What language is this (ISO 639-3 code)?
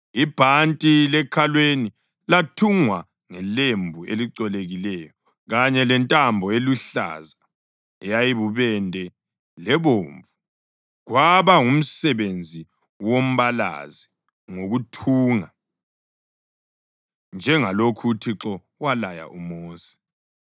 nde